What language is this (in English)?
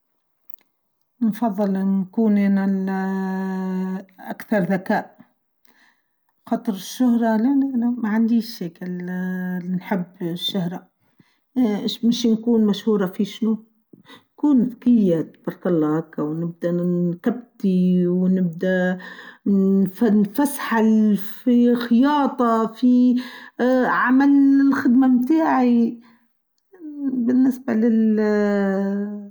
Tunisian Arabic